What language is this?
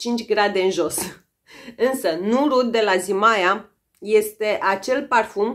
Romanian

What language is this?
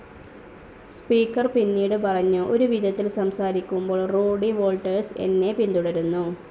Malayalam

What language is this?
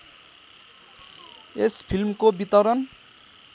Nepali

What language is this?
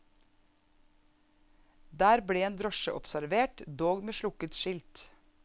Norwegian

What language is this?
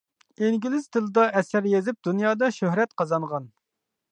Uyghur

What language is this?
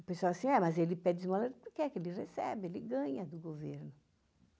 Portuguese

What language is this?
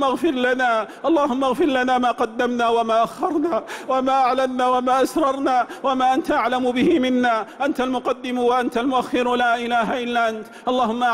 Arabic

